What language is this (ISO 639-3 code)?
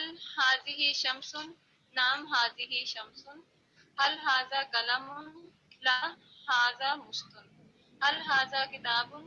urd